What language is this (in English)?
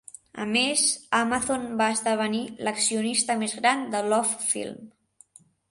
Catalan